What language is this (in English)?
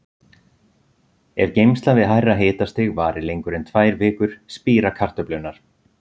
Icelandic